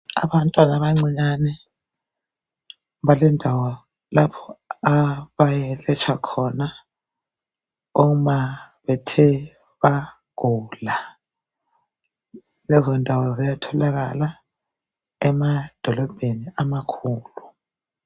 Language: North Ndebele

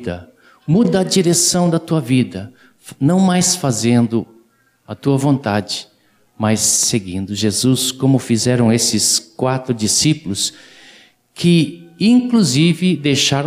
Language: Portuguese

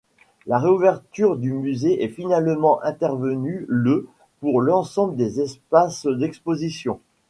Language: French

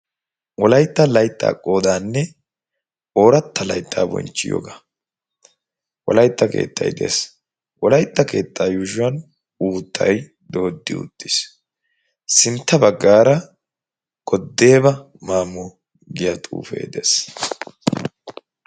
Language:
Wolaytta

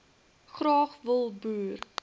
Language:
Afrikaans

